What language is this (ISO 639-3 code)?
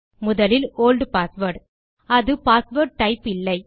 tam